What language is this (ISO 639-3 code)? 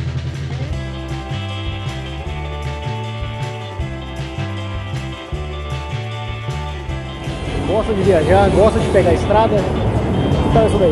por